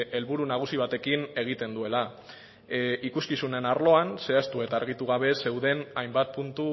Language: Basque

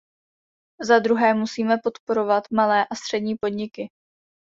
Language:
Czech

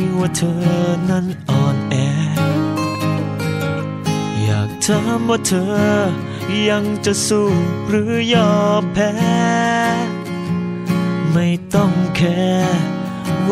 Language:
Thai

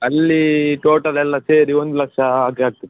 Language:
Kannada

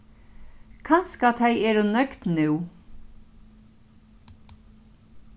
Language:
Faroese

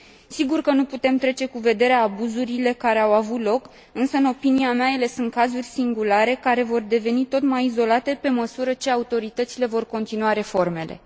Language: Romanian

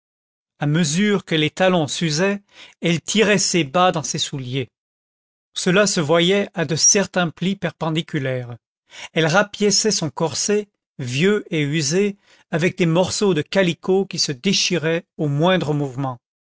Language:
French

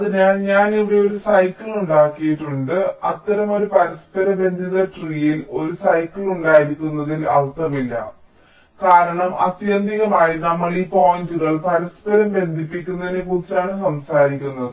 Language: Malayalam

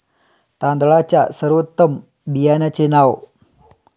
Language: Marathi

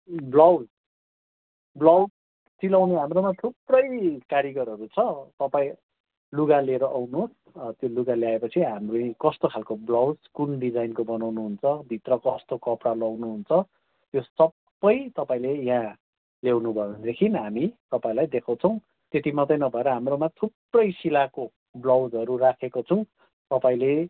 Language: Nepali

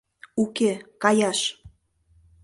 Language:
Mari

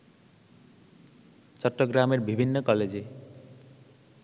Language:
Bangla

